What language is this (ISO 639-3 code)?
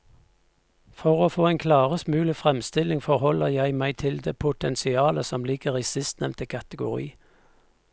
nor